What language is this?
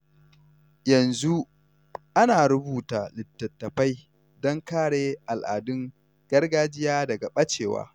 Hausa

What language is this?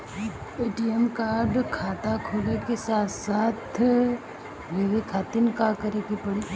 Bhojpuri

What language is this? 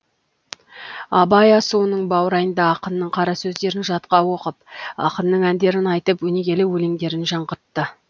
Kazakh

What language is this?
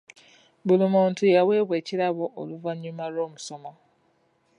Ganda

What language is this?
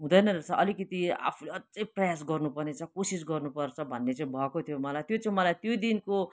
Nepali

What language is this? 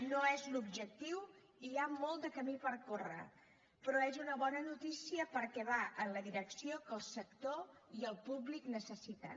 Catalan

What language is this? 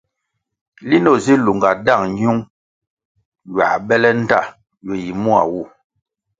Kwasio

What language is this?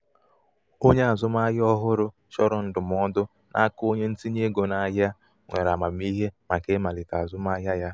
Igbo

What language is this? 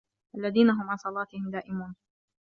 Arabic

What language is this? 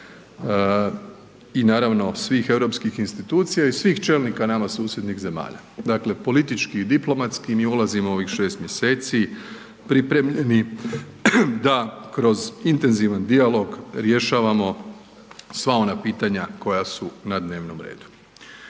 Croatian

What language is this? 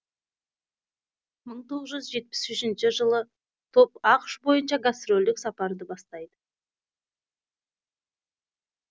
Kazakh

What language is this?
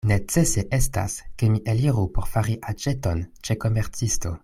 Esperanto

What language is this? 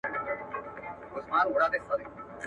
Pashto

